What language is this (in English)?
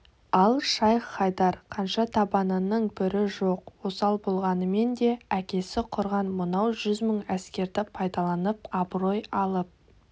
Kazakh